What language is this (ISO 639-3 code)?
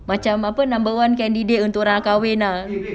eng